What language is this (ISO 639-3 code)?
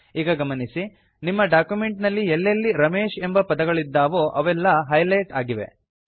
kan